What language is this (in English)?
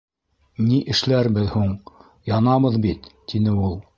Bashkir